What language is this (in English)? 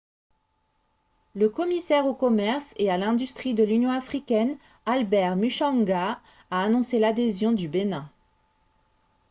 French